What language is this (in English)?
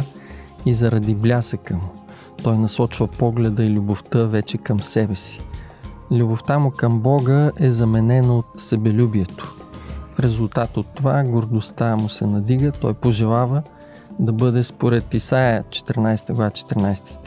Bulgarian